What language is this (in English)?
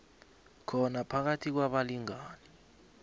South Ndebele